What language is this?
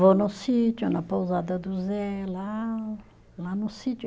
Portuguese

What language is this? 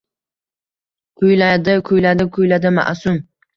Uzbek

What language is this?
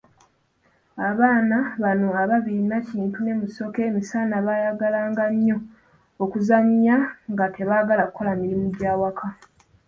Ganda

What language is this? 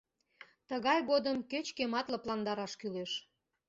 Mari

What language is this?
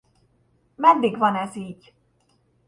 Hungarian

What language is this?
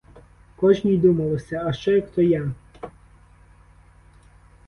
Ukrainian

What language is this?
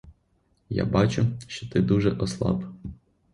Ukrainian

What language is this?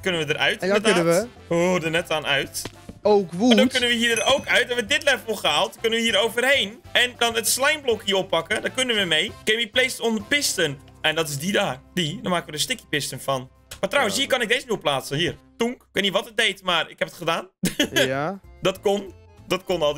Dutch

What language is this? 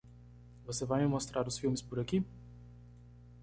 Portuguese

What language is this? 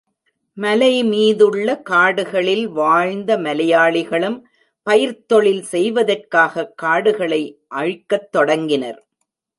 Tamil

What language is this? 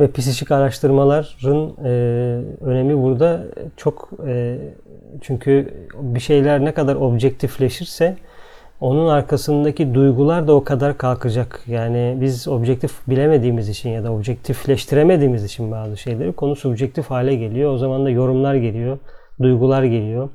Turkish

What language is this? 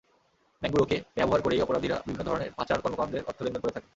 Bangla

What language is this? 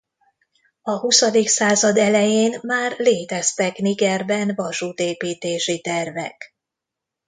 Hungarian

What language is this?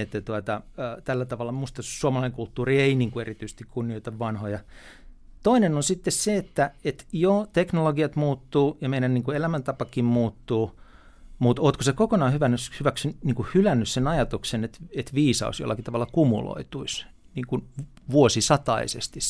Finnish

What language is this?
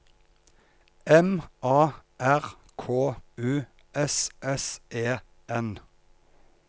Norwegian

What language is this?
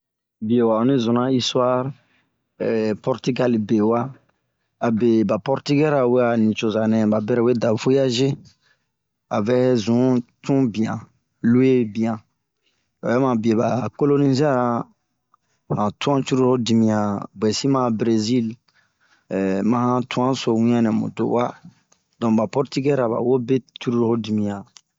Bomu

